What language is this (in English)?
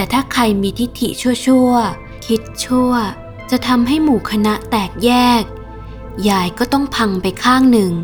Thai